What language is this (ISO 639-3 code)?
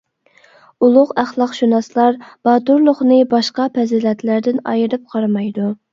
uig